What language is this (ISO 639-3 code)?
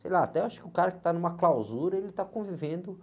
por